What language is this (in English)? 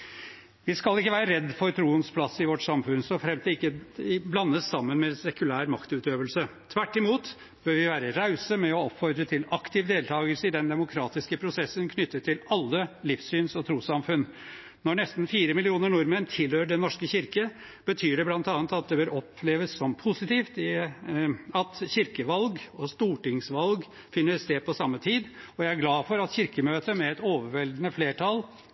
Norwegian Bokmål